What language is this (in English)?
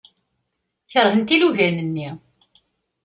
Kabyle